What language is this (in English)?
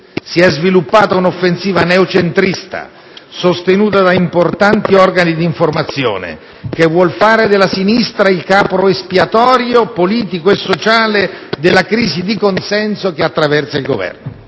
Italian